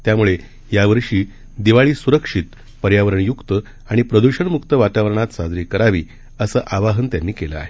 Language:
Marathi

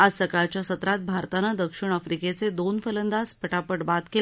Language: Marathi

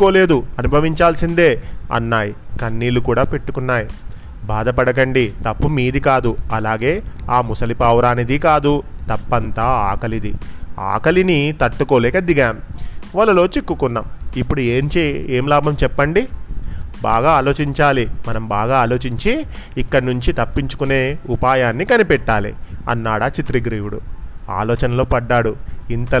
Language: Telugu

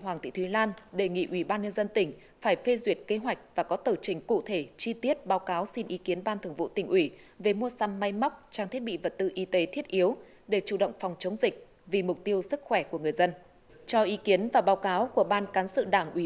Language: Vietnamese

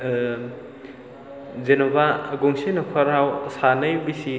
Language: Bodo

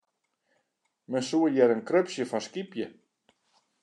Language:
Western Frisian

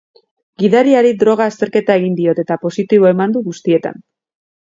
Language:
Basque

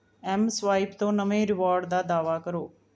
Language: Punjabi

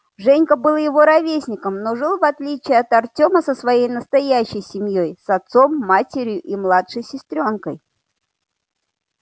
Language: Russian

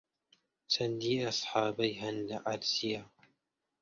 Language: Central Kurdish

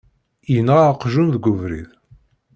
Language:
Kabyle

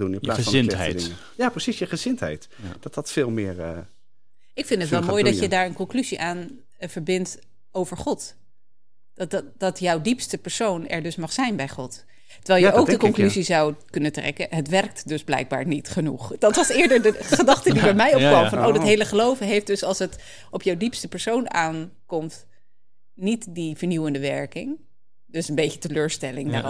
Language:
Dutch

